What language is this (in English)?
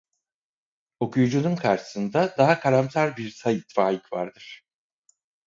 Turkish